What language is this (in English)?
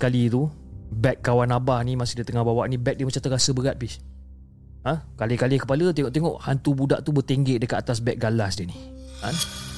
Malay